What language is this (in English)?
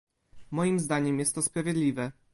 Polish